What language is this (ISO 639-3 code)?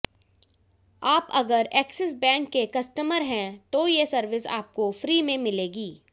hin